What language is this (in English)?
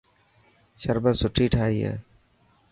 Dhatki